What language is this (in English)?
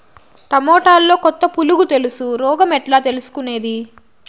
Telugu